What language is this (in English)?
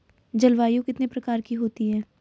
Hindi